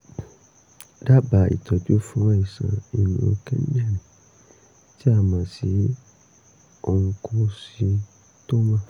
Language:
Yoruba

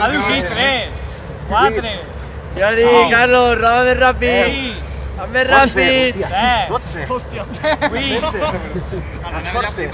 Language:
Spanish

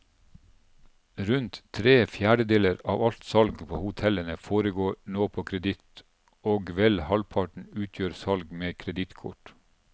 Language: Norwegian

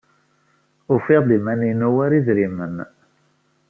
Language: Kabyle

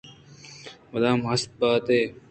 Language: Eastern Balochi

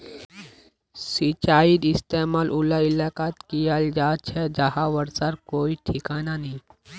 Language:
Magahi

